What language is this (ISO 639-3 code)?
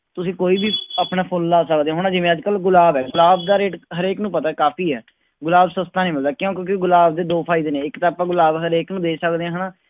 pan